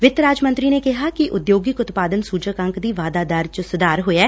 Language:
Punjabi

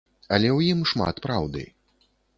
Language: Belarusian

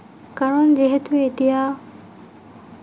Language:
Assamese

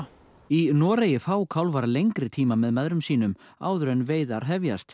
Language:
Icelandic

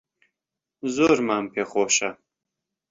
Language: Central Kurdish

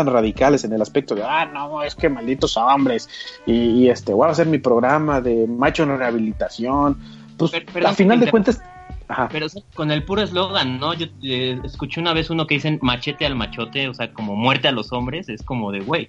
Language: Spanish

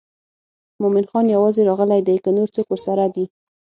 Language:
Pashto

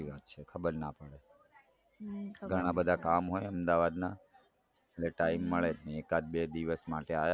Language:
Gujarati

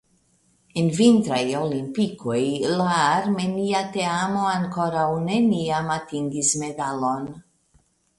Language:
Esperanto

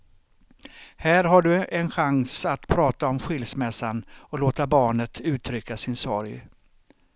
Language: Swedish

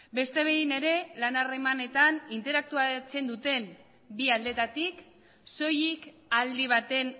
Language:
Basque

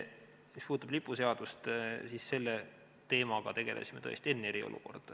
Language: Estonian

